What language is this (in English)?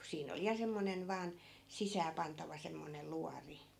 Finnish